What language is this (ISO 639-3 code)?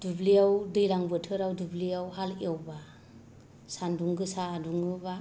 brx